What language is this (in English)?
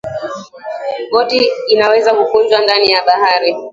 Swahili